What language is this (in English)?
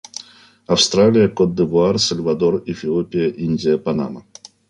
Russian